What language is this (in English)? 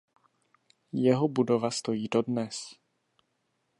Czech